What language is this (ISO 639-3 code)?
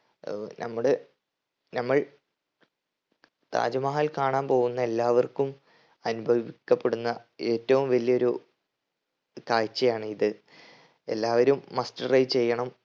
mal